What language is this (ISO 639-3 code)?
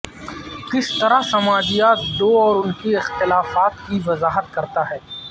urd